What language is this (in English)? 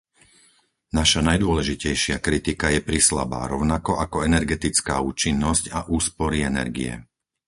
Slovak